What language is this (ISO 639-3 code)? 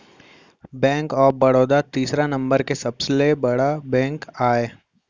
hne